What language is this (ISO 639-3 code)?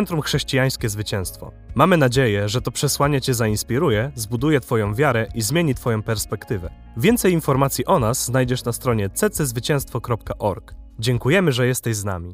pol